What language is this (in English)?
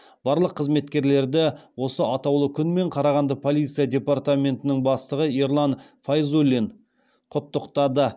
Kazakh